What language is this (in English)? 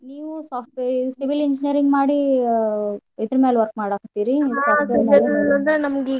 Kannada